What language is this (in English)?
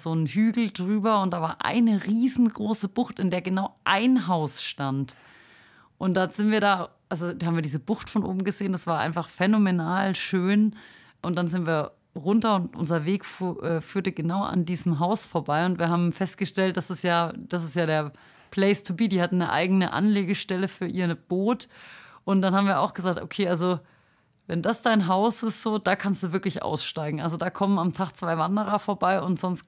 German